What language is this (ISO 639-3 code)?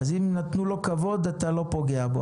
heb